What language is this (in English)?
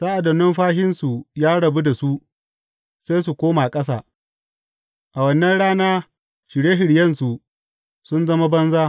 Hausa